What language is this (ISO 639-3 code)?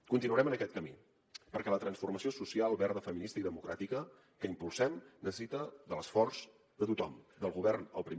cat